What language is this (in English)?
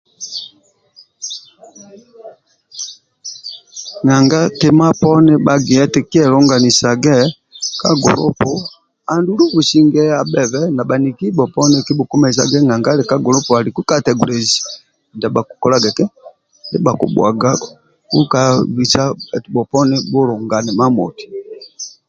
Amba (Uganda)